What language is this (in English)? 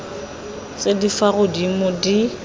Tswana